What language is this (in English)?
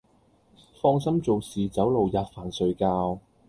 Cantonese